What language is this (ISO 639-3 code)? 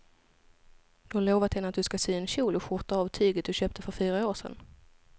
swe